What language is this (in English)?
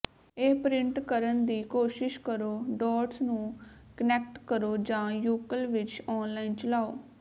Punjabi